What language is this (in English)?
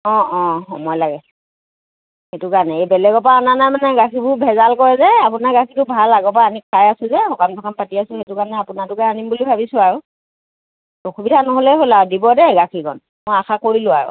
Assamese